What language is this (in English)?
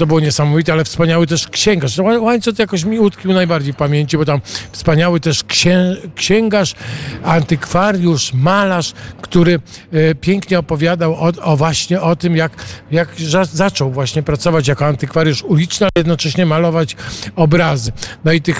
Polish